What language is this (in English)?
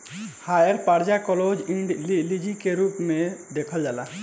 Bhojpuri